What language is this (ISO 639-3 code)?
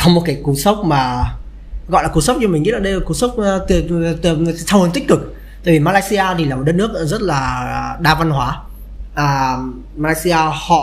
vie